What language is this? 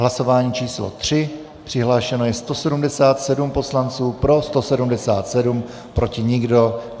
Czech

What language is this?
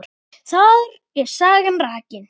Icelandic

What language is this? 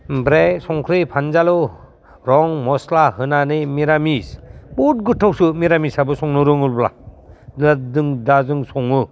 Bodo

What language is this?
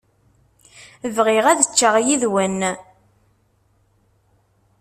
Kabyle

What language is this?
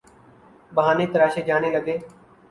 Urdu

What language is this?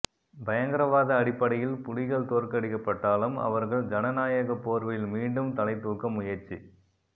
Tamil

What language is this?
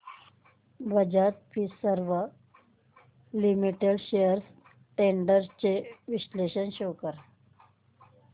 Marathi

